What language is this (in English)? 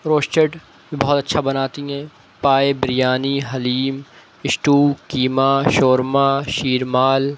Urdu